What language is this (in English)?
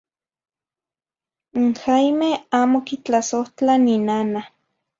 Zacatlán-Ahuacatlán-Tepetzintla Nahuatl